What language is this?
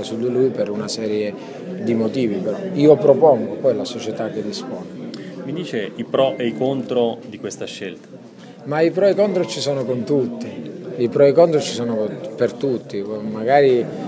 Italian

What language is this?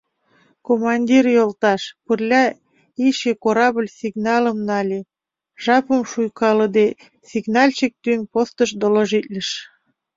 Mari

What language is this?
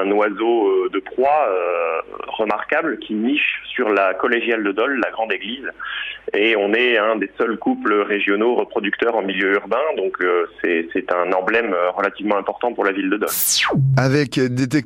French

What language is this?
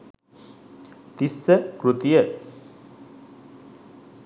Sinhala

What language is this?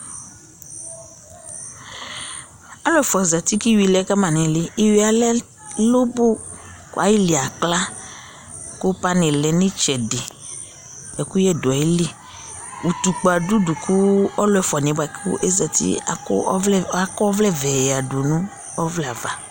Ikposo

